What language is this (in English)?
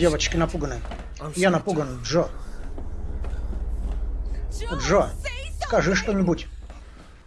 Russian